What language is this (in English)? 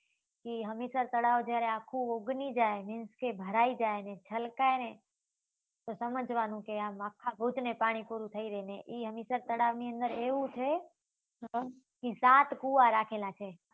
Gujarati